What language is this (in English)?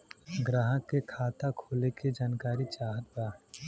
Bhojpuri